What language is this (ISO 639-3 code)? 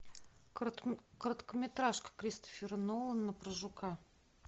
rus